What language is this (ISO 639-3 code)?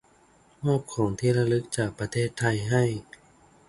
tha